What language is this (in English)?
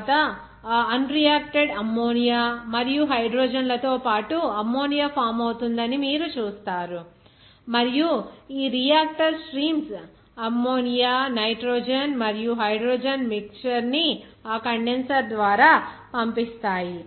Telugu